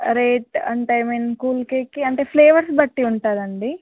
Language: Telugu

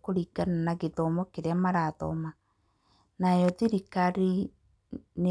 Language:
Kikuyu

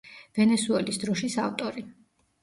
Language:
Georgian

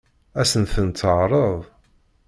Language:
Kabyle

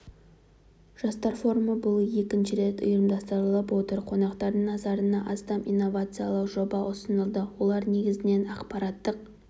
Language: Kazakh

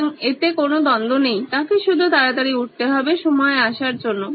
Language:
Bangla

